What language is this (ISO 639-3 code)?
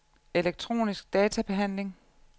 dan